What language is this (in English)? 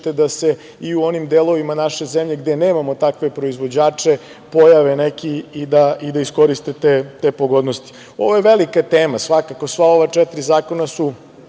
Serbian